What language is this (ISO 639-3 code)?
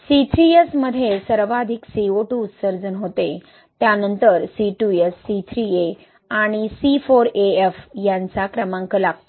mar